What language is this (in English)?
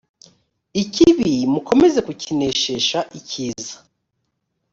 Kinyarwanda